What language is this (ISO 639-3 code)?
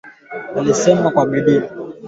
swa